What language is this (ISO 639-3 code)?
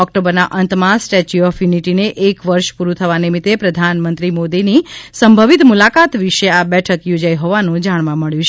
guj